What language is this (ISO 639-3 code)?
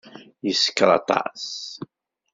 kab